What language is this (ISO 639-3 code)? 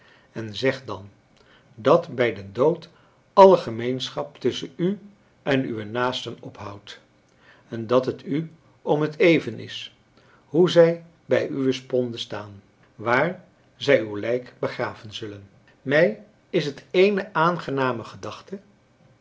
nld